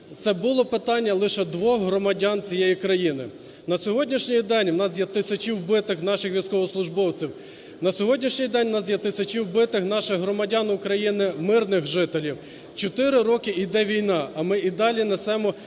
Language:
Ukrainian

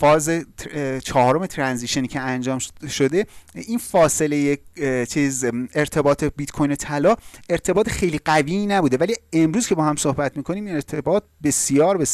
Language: Persian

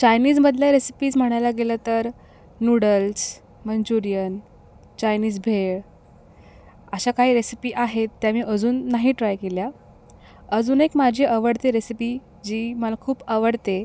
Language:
Marathi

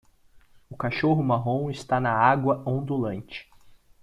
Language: Portuguese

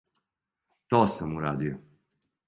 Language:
Serbian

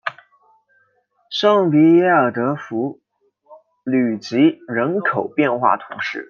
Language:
Chinese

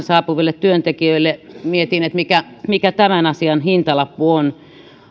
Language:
Finnish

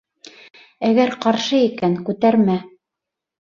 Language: Bashkir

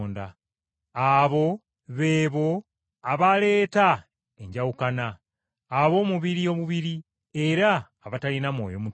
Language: Ganda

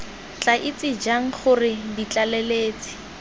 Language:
Tswana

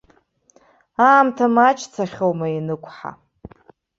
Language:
Abkhazian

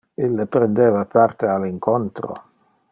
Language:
Interlingua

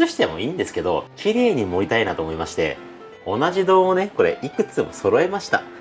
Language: Japanese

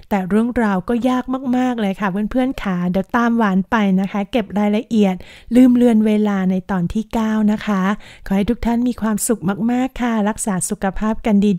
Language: Thai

